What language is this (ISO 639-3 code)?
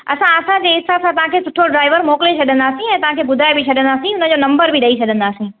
snd